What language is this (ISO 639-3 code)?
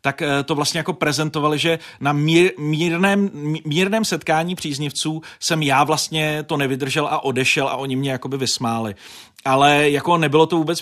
ces